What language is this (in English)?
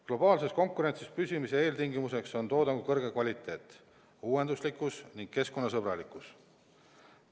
Estonian